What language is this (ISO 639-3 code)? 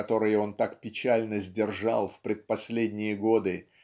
rus